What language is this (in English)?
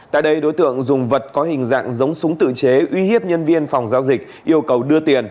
Vietnamese